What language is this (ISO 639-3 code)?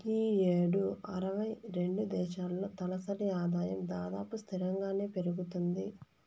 tel